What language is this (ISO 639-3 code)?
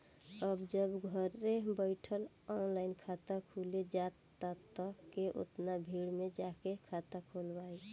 bho